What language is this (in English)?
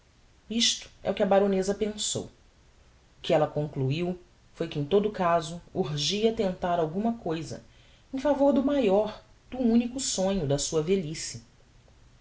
Portuguese